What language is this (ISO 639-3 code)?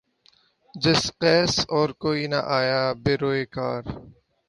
urd